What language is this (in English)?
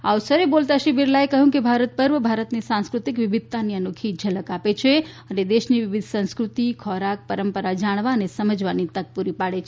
Gujarati